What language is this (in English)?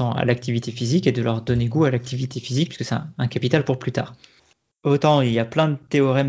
French